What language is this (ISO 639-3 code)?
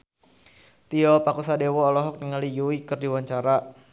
sun